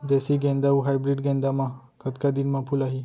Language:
Chhattisgarhi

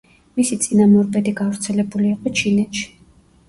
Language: Georgian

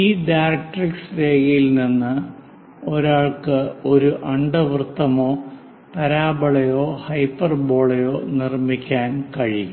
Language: Malayalam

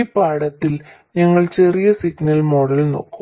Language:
Malayalam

